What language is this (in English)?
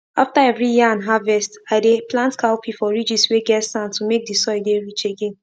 Nigerian Pidgin